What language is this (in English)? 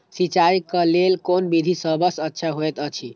Maithili